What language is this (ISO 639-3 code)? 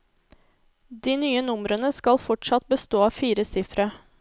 nor